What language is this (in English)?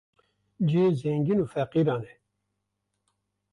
Kurdish